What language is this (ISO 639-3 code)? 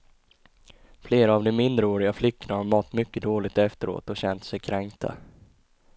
swe